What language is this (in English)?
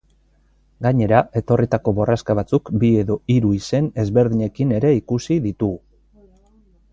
Basque